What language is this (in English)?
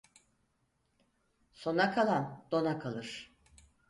Turkish